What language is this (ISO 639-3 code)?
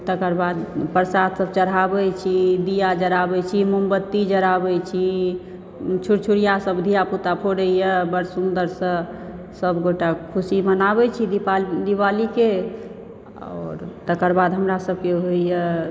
mai